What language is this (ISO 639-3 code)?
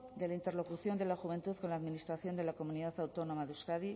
spa